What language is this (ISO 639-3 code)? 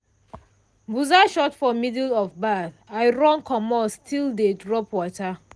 pcm